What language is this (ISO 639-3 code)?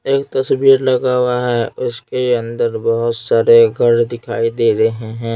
hin